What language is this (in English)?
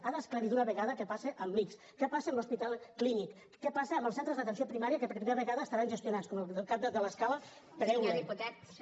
Catalan